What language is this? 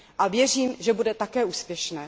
Czech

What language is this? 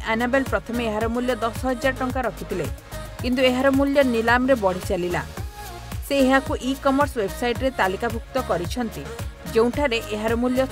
Hindi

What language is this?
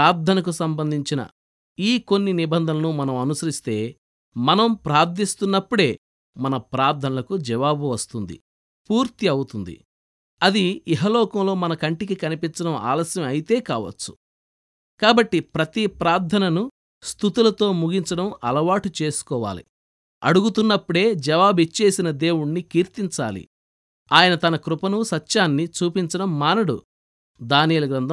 Telugu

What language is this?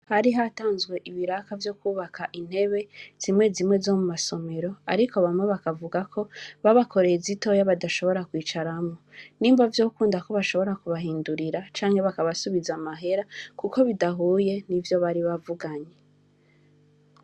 Rundi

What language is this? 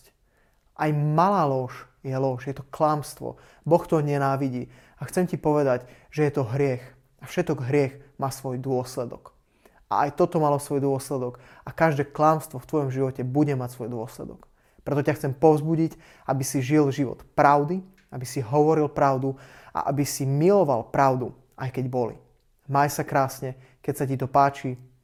Slovak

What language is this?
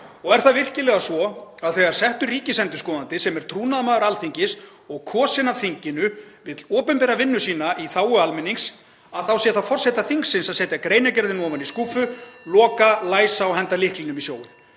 Icelandic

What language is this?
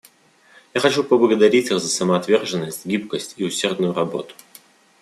Russian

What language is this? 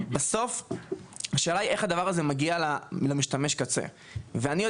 Hebrew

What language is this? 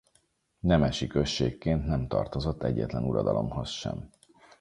Hungarian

